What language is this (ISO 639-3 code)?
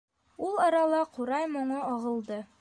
bak